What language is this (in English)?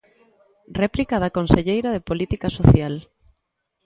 Galician